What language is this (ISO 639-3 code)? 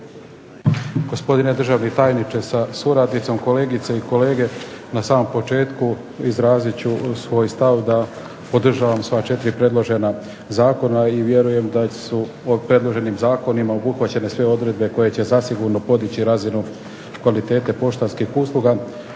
hrv